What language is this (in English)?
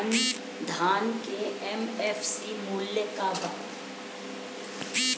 Bhojpuri